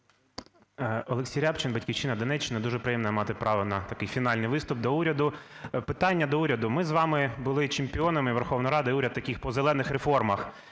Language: Ukrainian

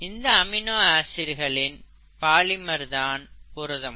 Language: Tamil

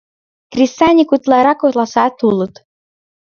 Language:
Mari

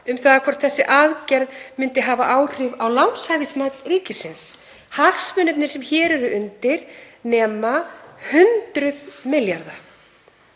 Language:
Icelandic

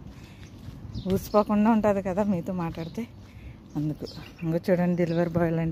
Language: Arabic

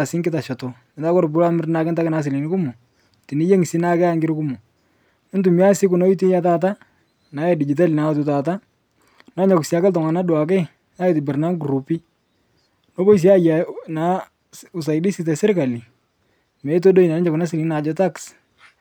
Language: Masai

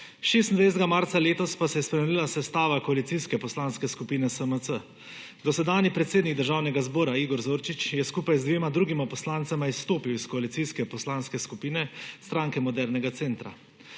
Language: Slovenian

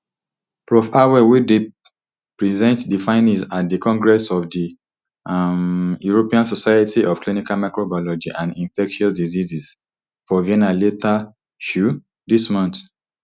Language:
Nigerian Pidgin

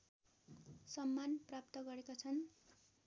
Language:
Nepali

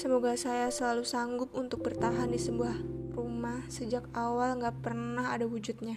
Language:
Indonesian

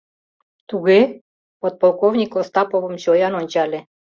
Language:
Mari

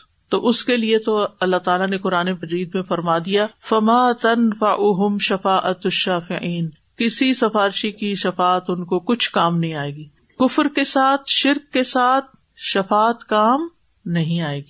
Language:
Urdu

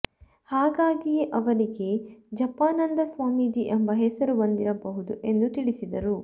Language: Kannada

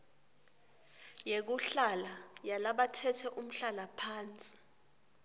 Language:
Swati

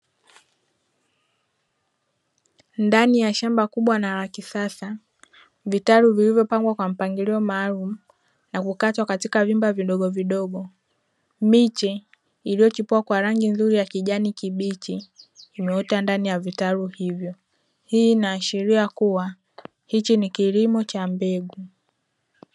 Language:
Swahili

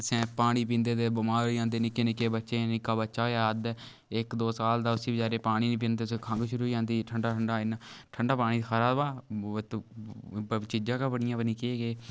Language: Dogri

